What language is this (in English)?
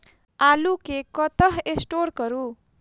Maithili